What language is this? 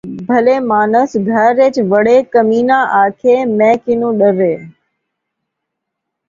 Saraiki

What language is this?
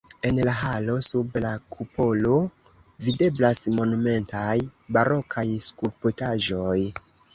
Esperanto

